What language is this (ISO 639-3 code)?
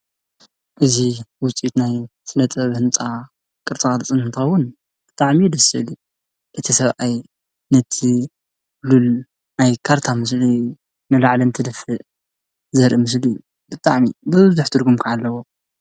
tir